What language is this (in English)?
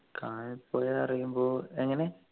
Malayalam